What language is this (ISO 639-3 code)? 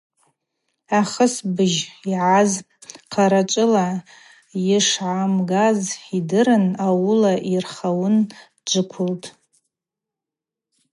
abq